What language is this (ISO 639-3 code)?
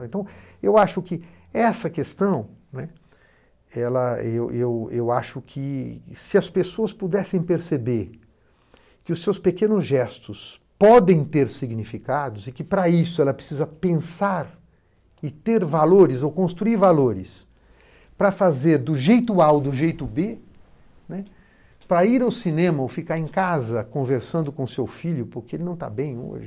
por